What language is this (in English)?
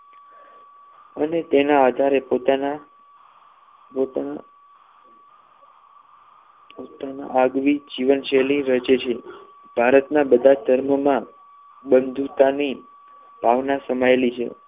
Gujarati